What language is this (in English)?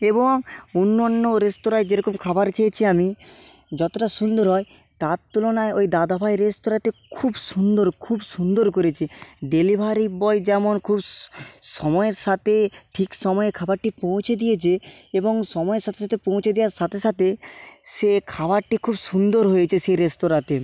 Bangla